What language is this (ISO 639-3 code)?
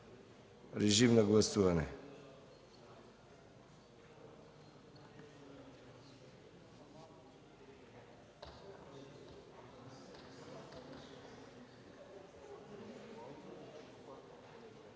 bul